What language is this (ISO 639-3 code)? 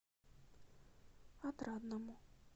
rus